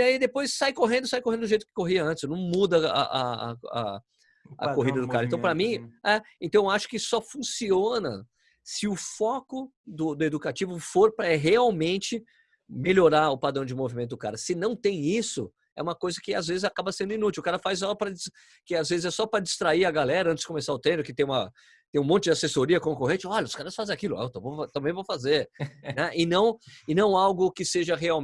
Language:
Portuguese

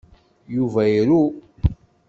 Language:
Kabyle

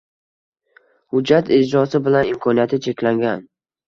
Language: Uzbek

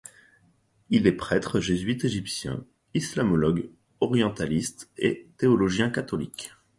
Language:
French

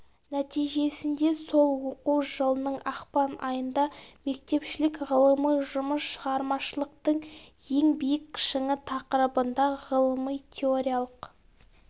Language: Kazakh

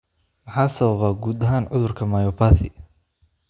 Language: Somali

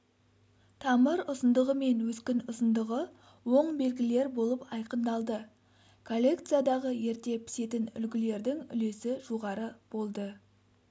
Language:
Kazakh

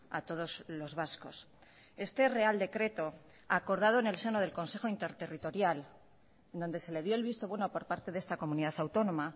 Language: Spanish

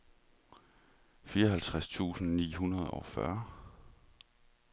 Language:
Danish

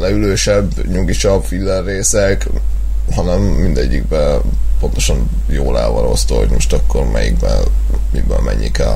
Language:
Hungarian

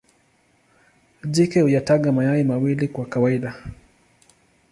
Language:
Swahili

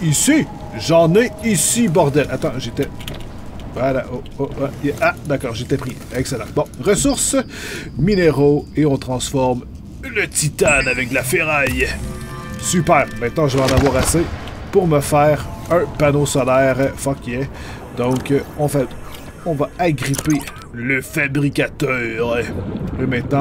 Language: French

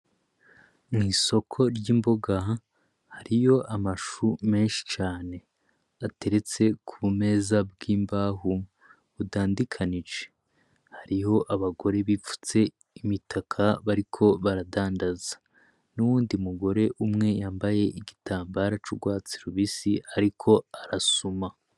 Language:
Rundi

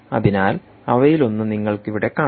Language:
Malayalam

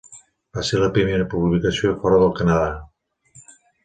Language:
Catalan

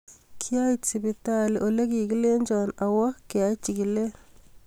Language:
Kalenjin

